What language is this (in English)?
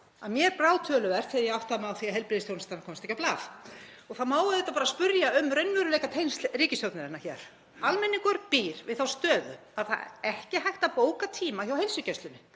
Icelandic